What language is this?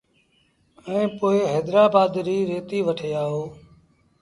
Sindhi Bhil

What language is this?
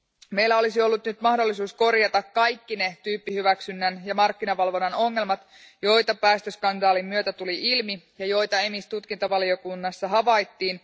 Finnish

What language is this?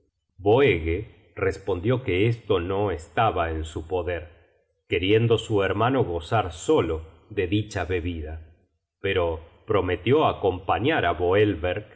Spanish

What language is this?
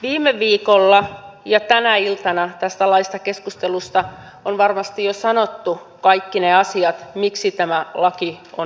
Finnish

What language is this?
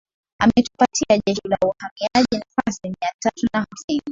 Swahili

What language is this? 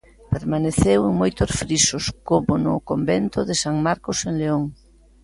Galician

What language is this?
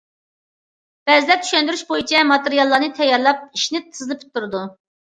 Uyghur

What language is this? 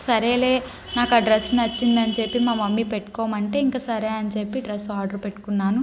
Telugu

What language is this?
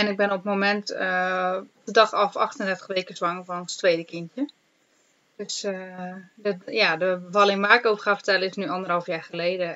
Dutch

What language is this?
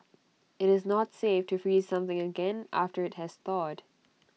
English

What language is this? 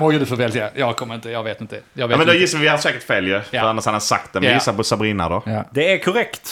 Swedish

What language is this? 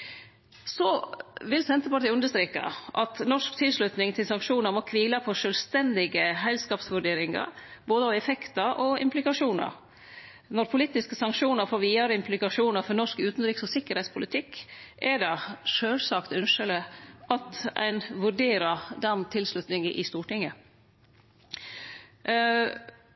Norwegian Nynorsk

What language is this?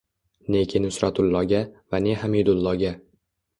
Uzbek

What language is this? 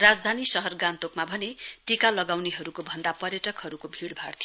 Nepali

